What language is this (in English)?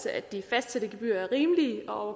Danish